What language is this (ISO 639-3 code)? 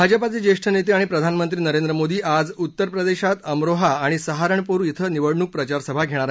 mar